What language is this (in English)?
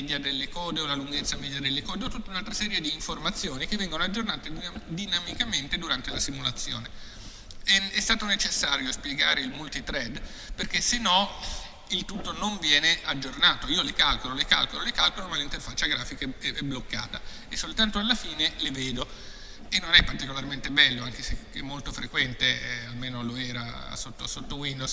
Italian